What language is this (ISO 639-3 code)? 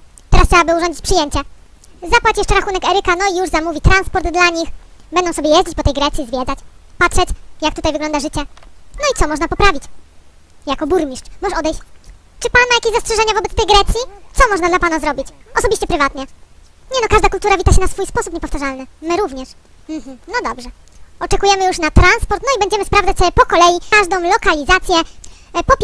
pol